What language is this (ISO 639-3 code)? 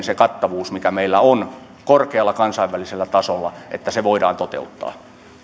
fin